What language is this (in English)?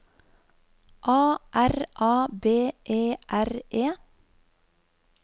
Norwegian